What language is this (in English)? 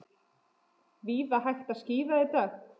Icelandic